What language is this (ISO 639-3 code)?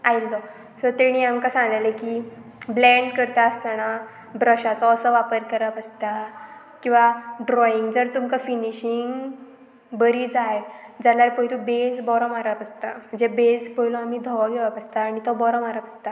kok